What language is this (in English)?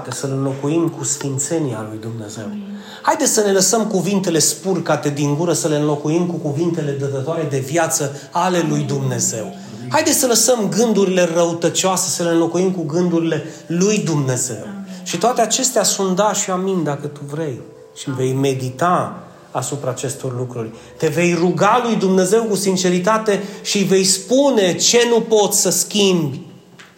Romanian